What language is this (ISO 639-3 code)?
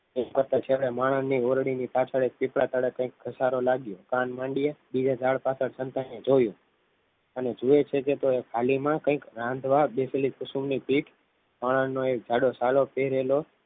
guj